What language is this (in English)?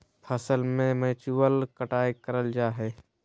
Magahi